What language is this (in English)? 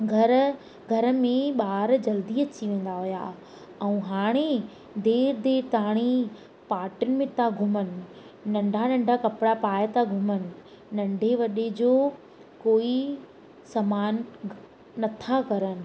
Sindhi